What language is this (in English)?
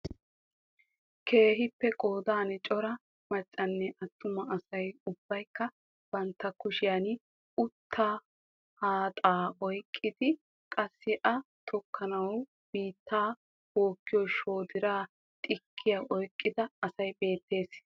Wolaytta